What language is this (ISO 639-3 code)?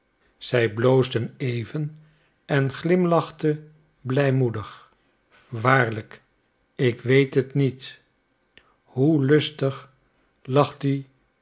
nld